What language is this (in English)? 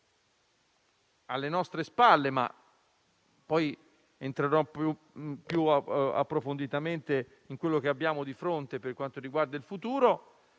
Italian